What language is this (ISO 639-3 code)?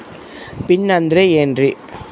kan